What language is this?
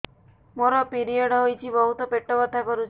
Odia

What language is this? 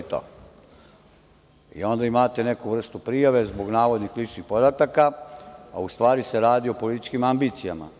Serbian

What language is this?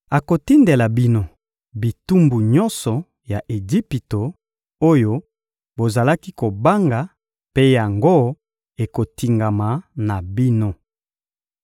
Lingala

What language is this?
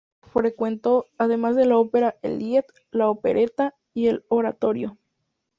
Spanish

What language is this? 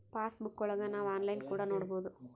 Kannada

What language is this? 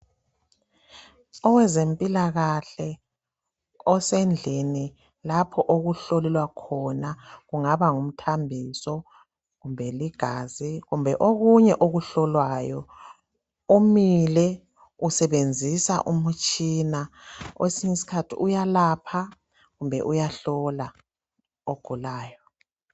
North Ndebele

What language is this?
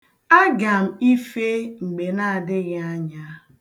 Igbo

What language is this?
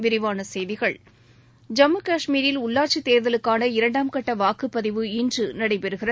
Tamil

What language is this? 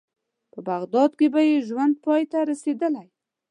Pashto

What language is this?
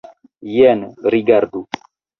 Esperanto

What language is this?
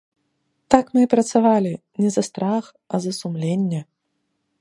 Belarusian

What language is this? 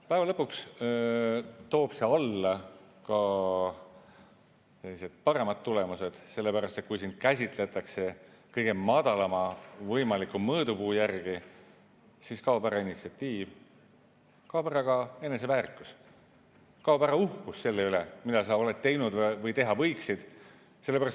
Estonian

